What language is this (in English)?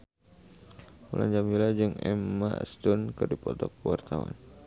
Sundanese